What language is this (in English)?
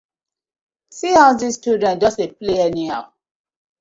Nigerian Pidgin